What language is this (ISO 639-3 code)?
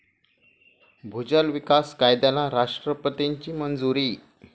mar